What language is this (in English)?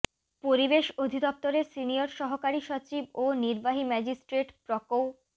Bangla